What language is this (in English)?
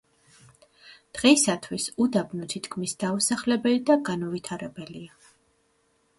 Georgian